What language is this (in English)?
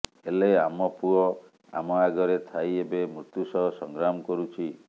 Odia